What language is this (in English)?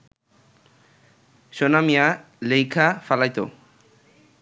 Bangla